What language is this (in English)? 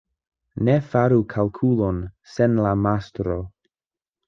Esperanto